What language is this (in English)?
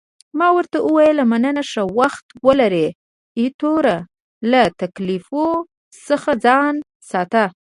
Pashto